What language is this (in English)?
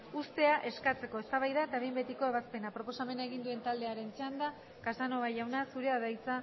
Basque